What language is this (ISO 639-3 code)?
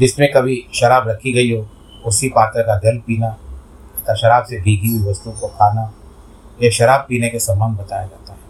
hin